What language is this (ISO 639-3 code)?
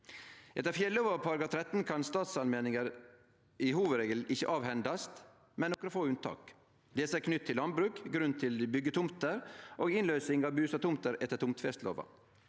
nor